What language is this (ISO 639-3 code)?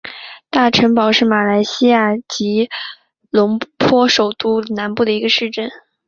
zho